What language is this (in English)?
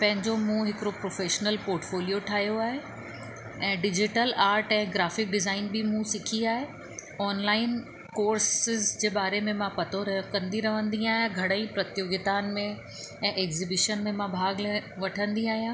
Sindhi